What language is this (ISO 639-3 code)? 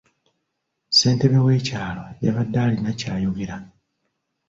lug